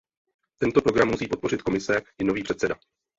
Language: Czech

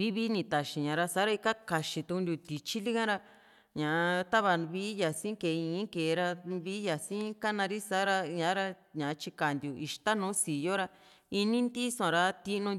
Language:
Juxtlahuaca Mixtec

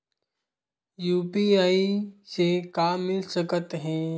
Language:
Chhattisgarhi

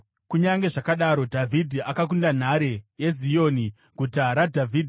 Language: Shona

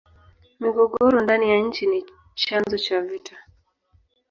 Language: Swahili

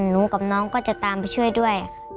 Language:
Thai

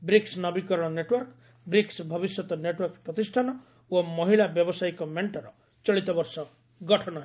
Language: Odia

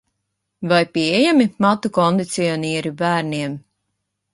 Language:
Latvian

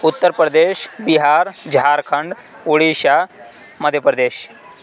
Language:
Urdu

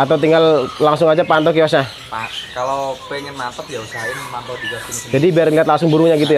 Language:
Indonesian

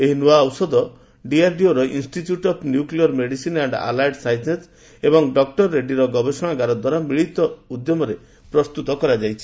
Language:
Odia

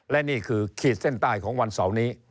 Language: Thai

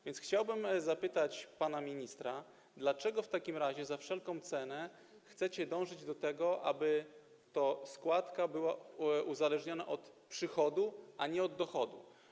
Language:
Polish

